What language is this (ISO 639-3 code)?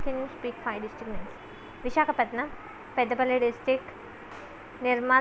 tel